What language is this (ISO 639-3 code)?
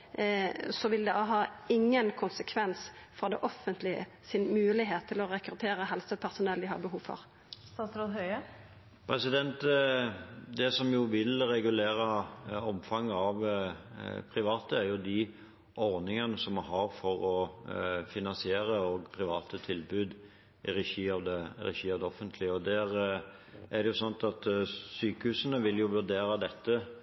nor